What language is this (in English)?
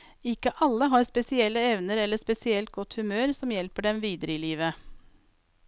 Norwegian